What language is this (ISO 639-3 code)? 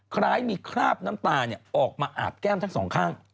tha